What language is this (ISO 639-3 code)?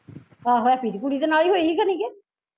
pan